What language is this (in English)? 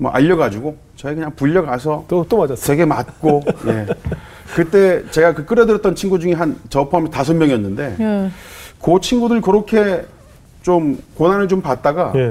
Korean